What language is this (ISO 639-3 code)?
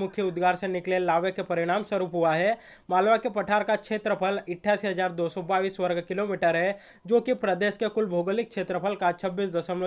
hin